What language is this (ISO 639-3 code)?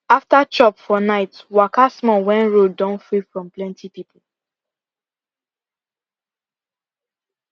pcm